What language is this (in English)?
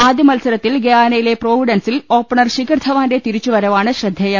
Malayalam